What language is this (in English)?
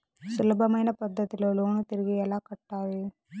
Telugu